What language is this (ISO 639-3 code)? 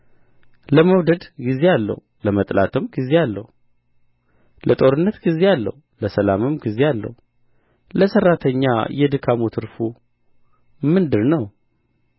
amh